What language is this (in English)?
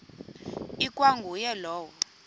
Xhosa